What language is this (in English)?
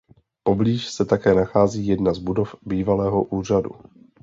Czech